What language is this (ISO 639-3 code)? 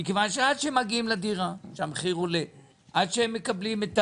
heb